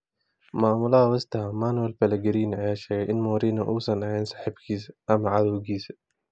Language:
Somali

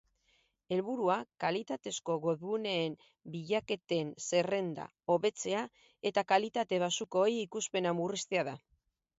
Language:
Basque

